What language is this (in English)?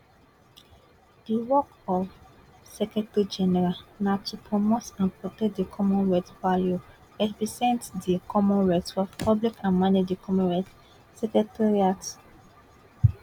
Nigerian Pidgin